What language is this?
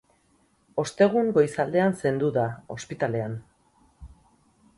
Basque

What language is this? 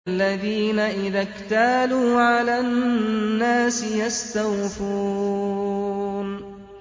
Arabic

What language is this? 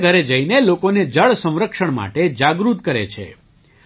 Gujarati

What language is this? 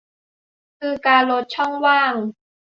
Thai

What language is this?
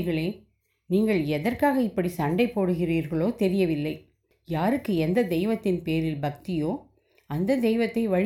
Tamil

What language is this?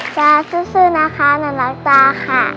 Thai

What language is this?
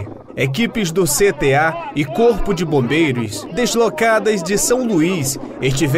Portuguese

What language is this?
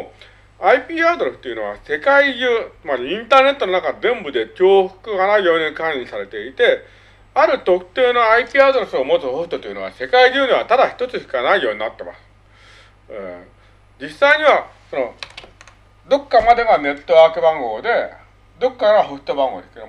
Japanese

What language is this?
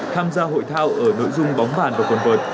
Vietnamese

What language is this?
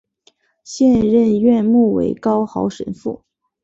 Chinese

